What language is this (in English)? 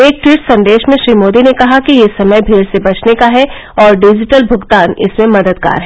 Hindi